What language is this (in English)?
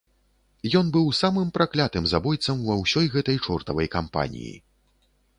Belarusian